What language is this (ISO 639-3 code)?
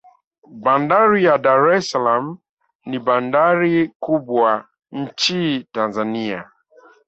swa